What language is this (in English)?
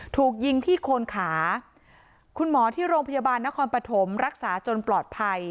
Thai